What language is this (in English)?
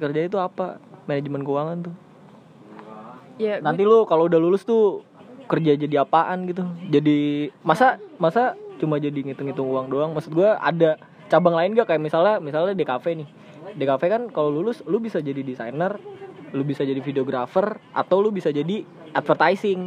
Indonesian